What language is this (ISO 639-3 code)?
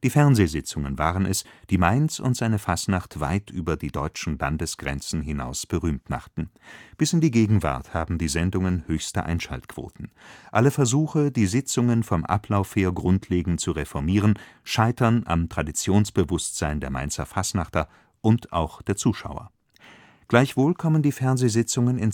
deu